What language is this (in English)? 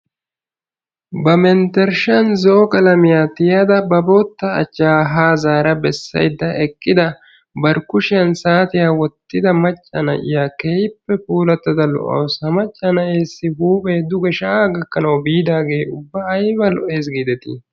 Wolaytta